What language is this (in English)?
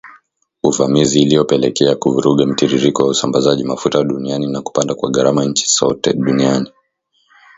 Swahili